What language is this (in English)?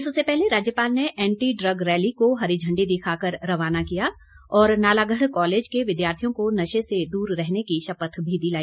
Hindi